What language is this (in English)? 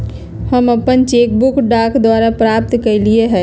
Magahi